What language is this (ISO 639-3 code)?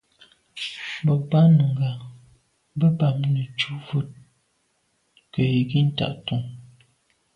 byv